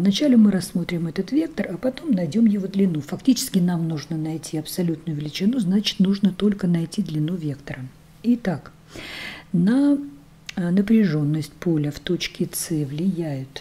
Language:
Russian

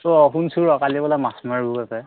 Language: Assamese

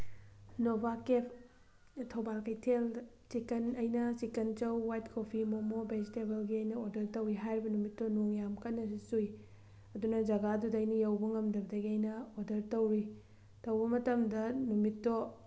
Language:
Manipuri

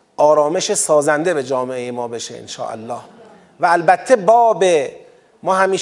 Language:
Persian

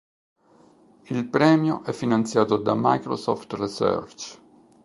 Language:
Italian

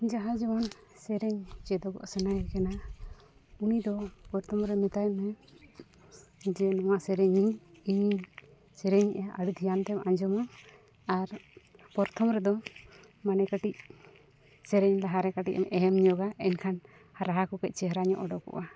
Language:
Santali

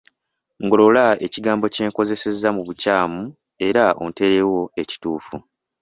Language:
Ganda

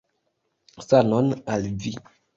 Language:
Esperanto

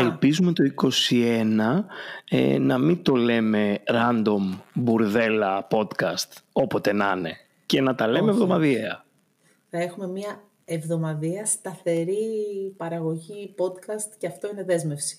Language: Greek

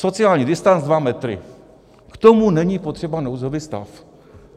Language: Czech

